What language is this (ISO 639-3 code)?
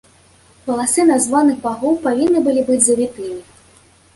bel